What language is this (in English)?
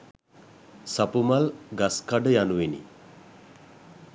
Sinhala